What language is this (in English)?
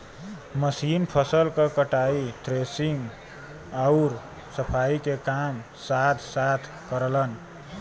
Bhojpuri